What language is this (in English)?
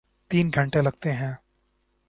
Urdu